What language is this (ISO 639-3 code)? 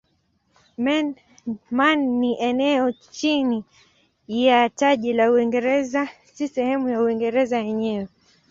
swa